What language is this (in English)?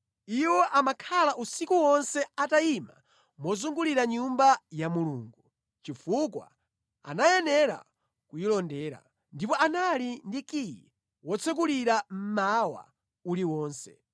Nyanja